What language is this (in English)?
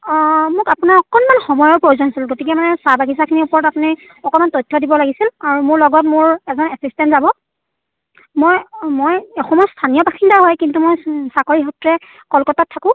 Assamese